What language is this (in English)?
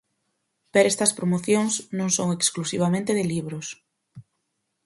Galician